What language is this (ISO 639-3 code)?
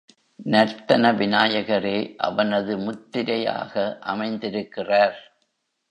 tam